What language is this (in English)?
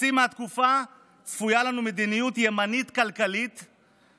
Hebrew